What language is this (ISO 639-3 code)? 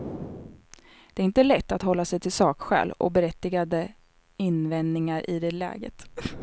swe